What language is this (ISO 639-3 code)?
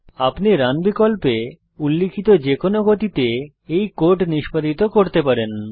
ben